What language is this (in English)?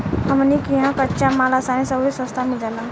Bhojpuri